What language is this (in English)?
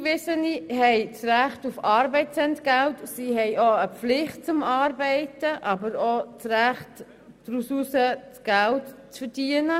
Swiss German